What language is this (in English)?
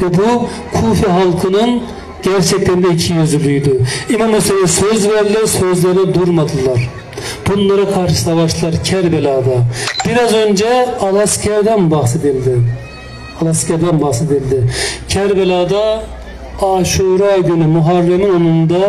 Turkish